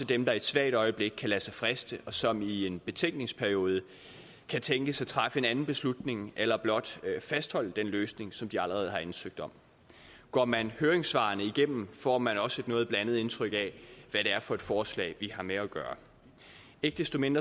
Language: Danish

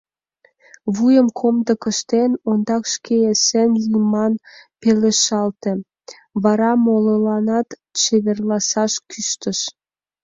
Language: Mari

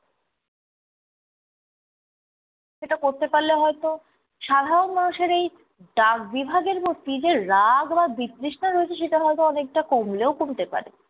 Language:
Bangla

